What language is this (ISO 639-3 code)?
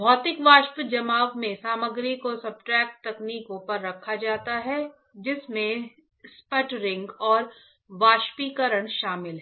hin